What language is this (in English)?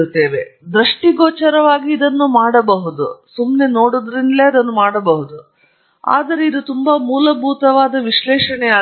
Kannada